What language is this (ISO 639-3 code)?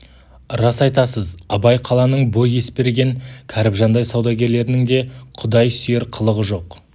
kaz